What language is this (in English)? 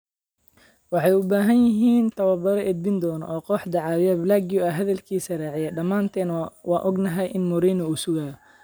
Somali